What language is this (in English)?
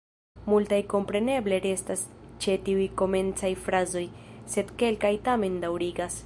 Esperanto